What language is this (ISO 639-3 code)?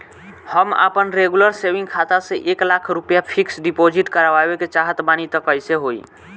bho